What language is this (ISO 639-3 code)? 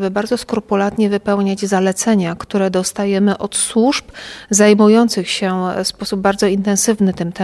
pol